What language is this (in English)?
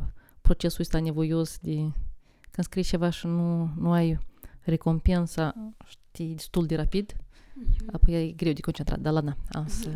Romanian